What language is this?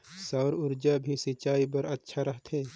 Chhattisgarhi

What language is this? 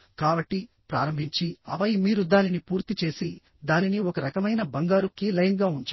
Telugu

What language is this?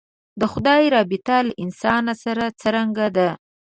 Pashto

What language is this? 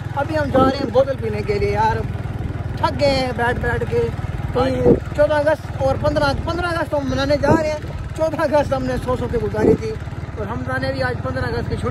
Hindi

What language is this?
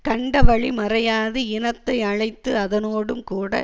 Tamil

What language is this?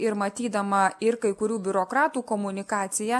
Lithuanian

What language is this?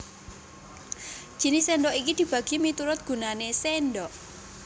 Javanese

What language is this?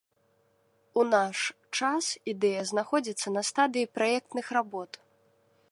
Belarusian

